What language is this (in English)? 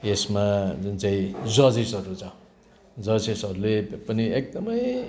Nepali